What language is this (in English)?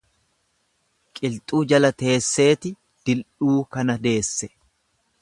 Oromo